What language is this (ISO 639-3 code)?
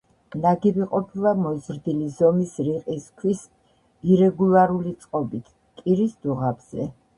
kat